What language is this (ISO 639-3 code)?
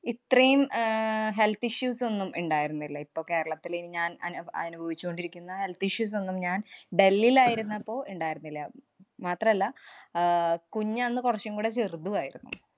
mal